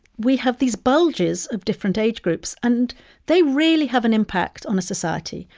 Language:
English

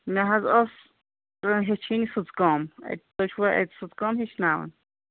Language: Kashmiri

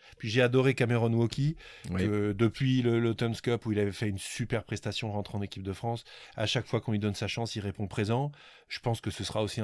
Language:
French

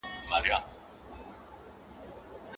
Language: Pashto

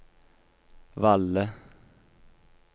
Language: Norwegian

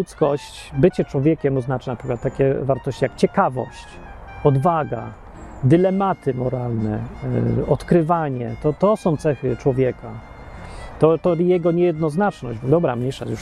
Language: Polish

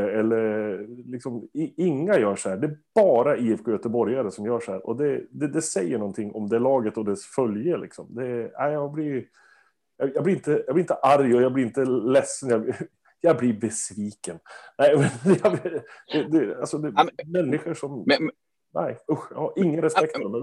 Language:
Swedish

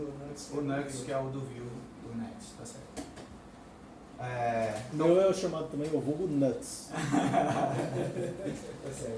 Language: Portuguese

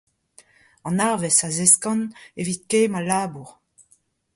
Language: Breton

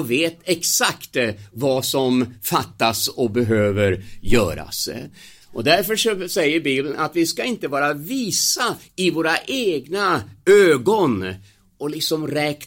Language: Swedish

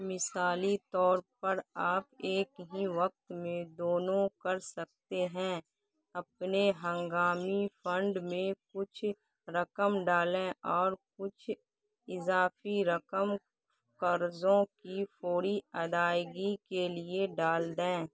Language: Urdu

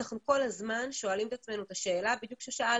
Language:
Hebrew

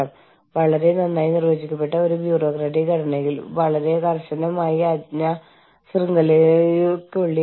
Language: Malayalam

